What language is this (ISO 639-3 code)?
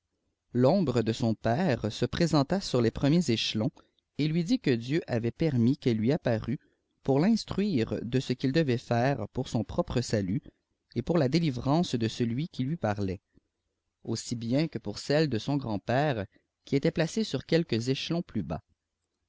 fra